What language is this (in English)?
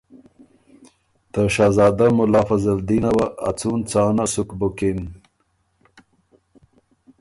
Ormuri